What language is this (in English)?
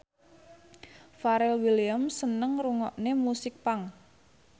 Javanese